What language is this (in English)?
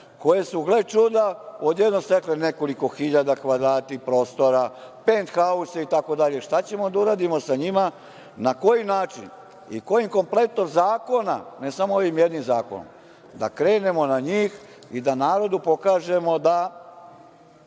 Serbian